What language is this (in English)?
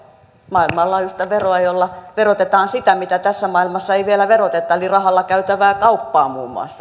Finnish